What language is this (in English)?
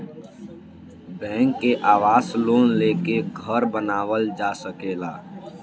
Bhojpuri